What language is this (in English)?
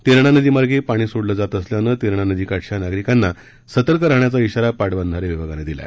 Marathi